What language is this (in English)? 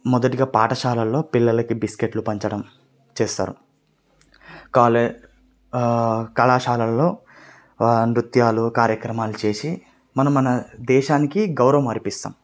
Telugu